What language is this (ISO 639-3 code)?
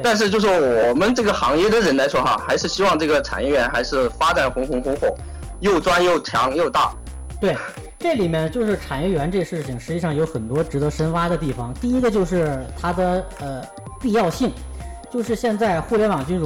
zho